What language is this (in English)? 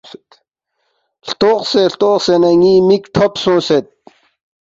Balti